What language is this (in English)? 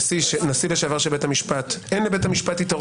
Hebrew